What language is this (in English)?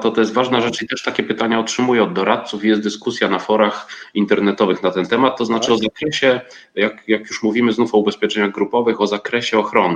Polish